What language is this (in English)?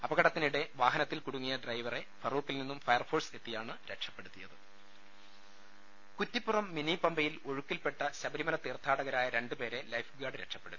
Malayalam